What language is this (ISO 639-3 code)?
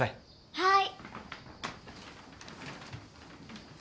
jpn